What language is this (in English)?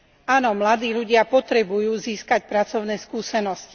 Slovak